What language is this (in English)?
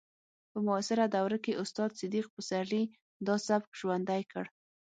Pashto